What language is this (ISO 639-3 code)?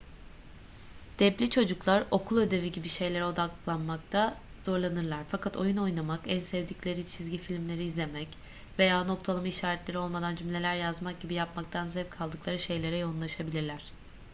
tur